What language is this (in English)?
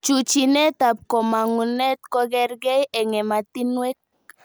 Kalenjin